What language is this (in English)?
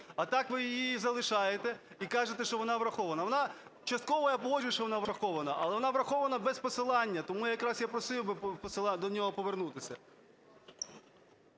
Ukrainian